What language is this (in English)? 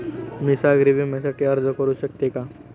Marathi